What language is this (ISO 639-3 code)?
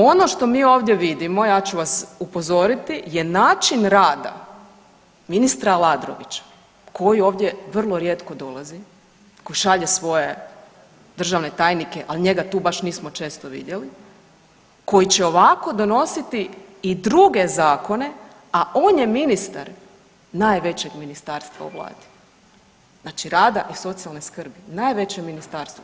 hrv